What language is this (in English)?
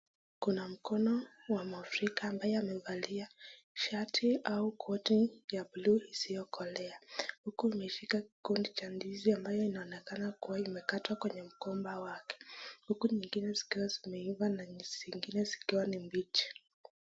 Swahili